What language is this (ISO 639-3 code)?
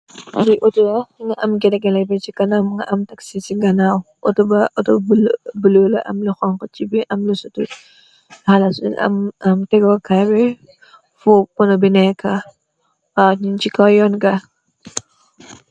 wol